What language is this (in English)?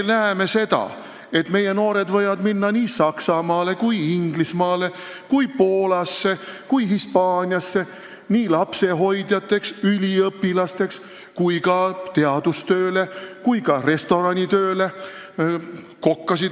Estonian